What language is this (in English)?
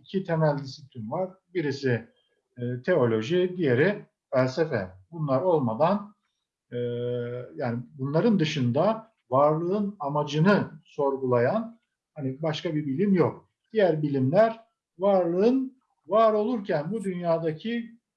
Turkish